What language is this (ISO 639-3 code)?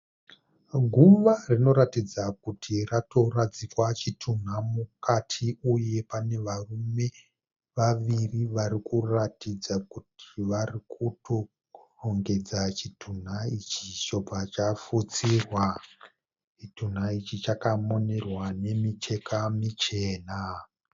sna